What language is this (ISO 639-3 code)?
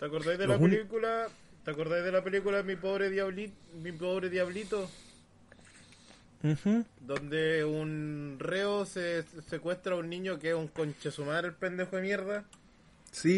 spa